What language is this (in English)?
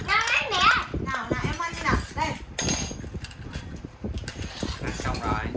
Vietnamese